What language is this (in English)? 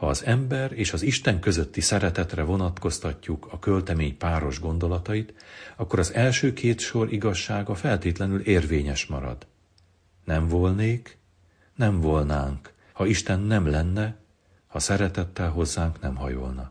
Hungarian